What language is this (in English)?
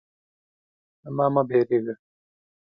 Pashto